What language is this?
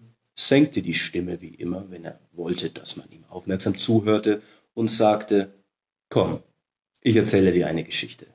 German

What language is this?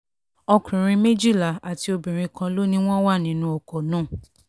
Yoruba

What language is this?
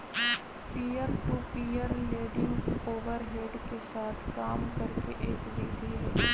Magahi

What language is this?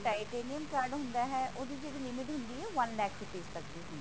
Punjabi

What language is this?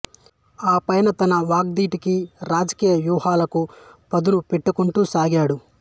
Telugu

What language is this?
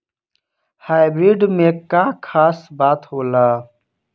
Bhojpuri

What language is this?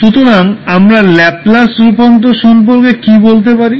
Bangla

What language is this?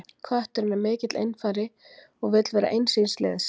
Icelandic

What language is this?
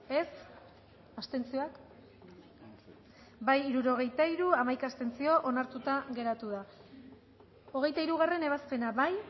Basque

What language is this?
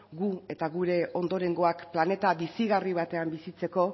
Basque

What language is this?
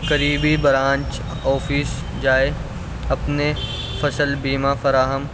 Urdu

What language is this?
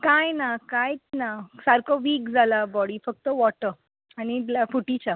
Konkani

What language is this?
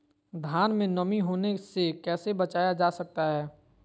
Magahi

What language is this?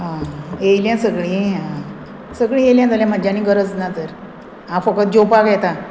Konkani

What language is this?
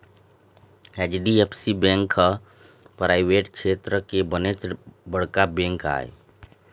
Chhattisgarhi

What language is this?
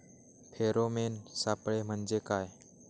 Marathi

